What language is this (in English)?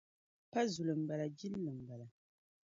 Dagbani